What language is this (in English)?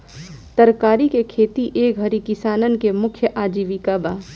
Bhojpuri